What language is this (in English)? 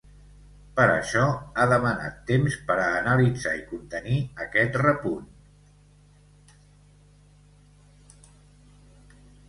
Catalan